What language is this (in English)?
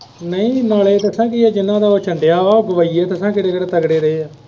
Punjabi